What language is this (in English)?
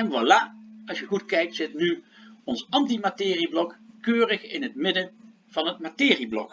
Dutch